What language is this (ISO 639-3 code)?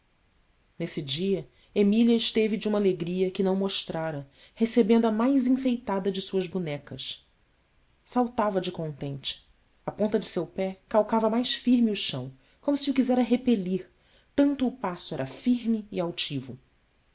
por